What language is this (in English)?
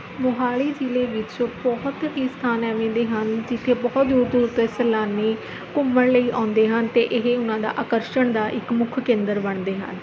Punjabi